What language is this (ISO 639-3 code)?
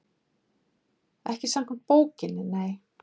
isl